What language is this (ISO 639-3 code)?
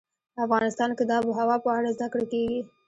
pus